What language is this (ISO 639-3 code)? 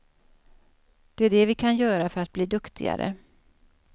swe